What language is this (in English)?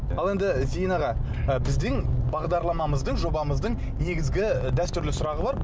Kazakh